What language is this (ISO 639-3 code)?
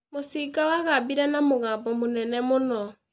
kik